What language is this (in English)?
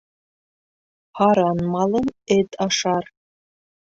Bashkir